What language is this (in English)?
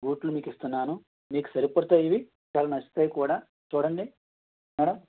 Telugu